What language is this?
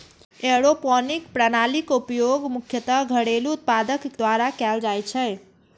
Maithili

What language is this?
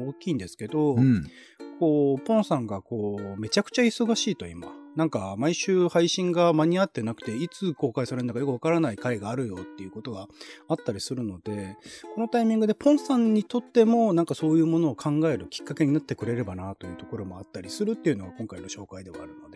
Japanese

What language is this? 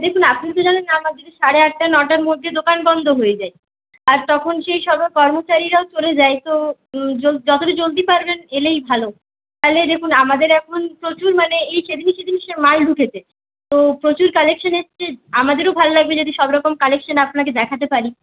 Bangla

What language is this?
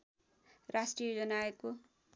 Nepali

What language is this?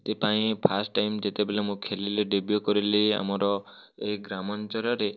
Odia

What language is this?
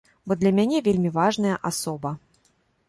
Belarusian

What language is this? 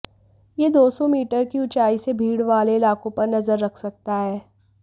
Hindi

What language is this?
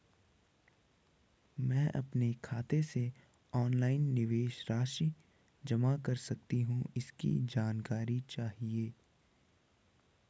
Hindi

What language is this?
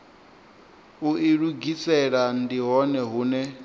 Venda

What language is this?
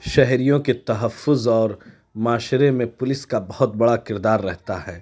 Urdu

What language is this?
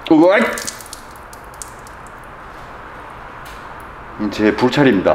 Korean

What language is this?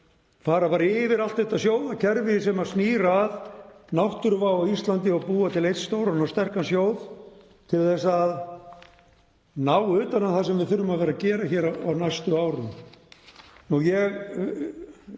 Icelandic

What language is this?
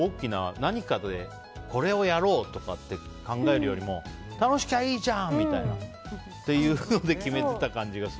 Japanese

